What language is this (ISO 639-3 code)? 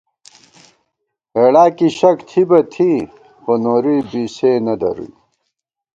gwt